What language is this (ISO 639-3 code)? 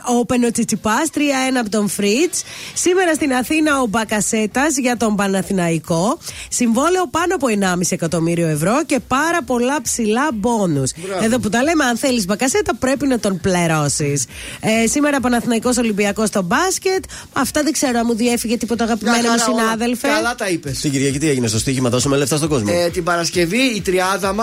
ell